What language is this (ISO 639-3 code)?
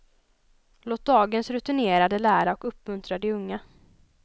swe